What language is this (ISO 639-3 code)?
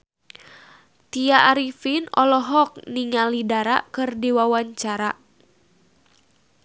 sun